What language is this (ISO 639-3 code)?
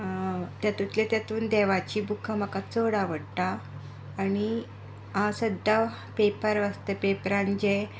kok